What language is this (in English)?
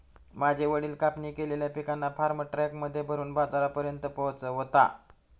Marathi